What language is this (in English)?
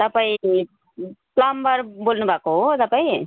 Nepali